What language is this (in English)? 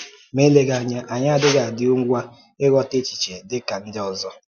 Igbo